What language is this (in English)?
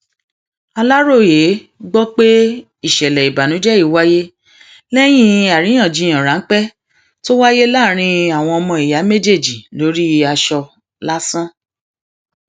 Yoruba